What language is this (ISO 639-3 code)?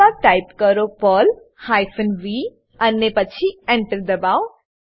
guj